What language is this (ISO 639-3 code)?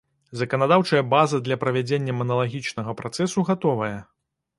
bel